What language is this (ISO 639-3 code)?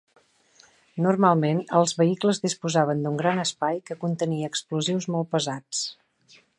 cat